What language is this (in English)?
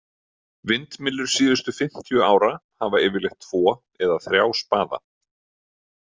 Icelandic